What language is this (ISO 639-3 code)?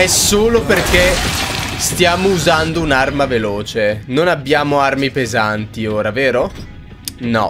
ita